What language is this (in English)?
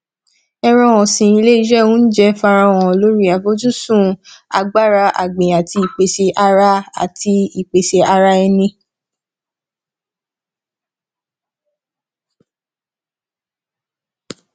Yoruba